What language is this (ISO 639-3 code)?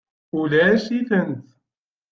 kab